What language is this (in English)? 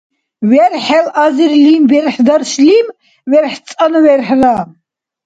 Dargwa